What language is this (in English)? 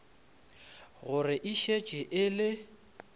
Northern Sotho